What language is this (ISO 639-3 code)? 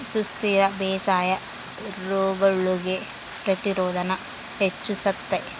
kan